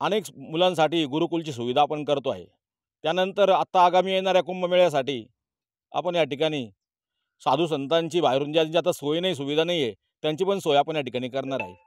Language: Romanian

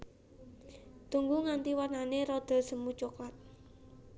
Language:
Javanese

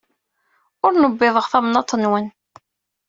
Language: Kabyle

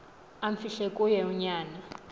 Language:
Xhosa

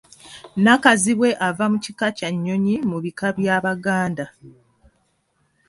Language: Ganda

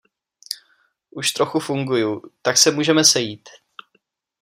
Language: Czech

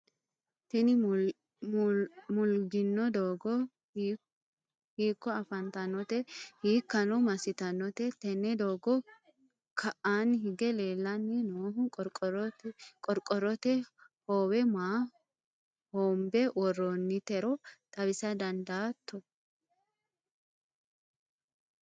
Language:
Sidamo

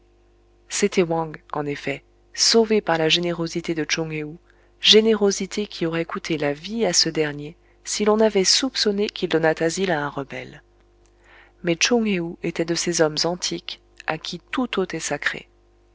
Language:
French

